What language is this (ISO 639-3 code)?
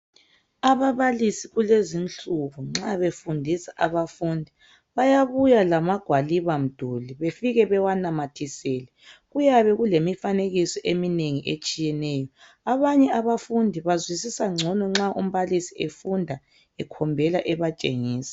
nde